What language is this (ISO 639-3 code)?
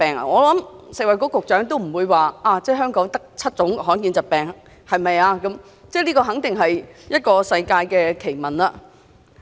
yue